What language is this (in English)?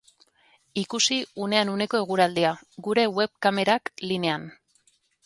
Basque